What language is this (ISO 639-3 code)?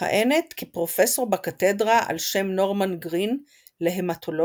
heb